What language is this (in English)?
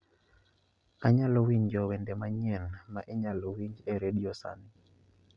Luo (Kenya and Tanzania)